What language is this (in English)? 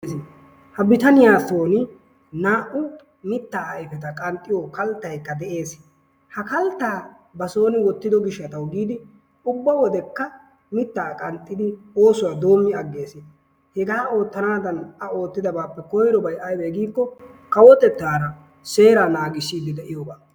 Wolaytta